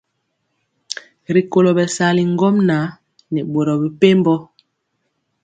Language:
Mpiemo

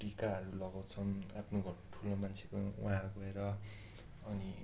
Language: Nepali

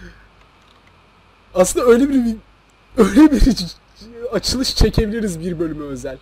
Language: Turkish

